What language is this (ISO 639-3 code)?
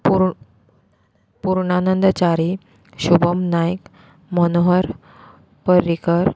kok